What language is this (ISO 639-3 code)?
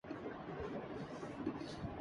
urd